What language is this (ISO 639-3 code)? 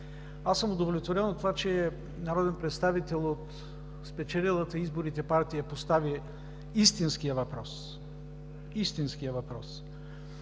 bul